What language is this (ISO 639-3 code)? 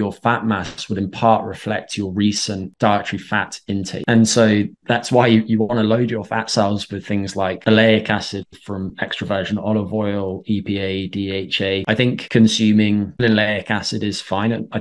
eng